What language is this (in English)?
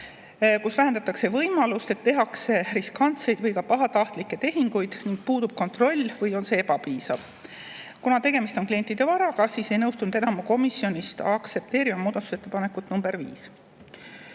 Estonian